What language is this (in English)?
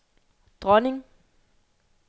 Danish